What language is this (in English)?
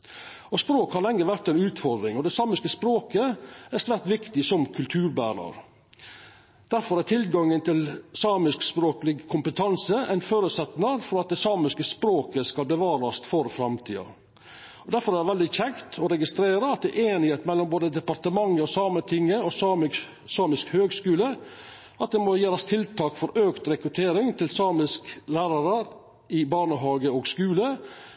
Norwegian Nynorsk